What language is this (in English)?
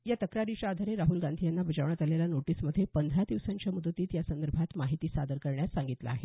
Marathi